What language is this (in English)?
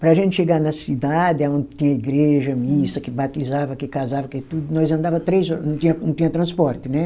Portuguese